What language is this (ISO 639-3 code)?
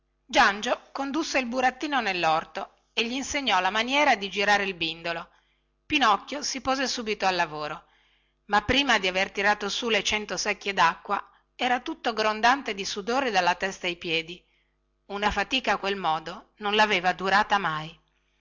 ita